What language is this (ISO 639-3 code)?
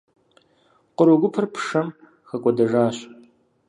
kbd